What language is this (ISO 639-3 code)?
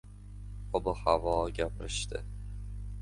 uzb